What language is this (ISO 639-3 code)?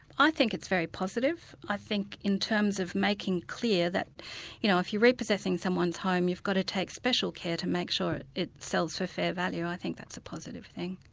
eng